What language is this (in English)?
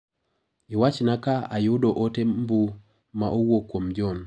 Luo (Kenya and Tanzania)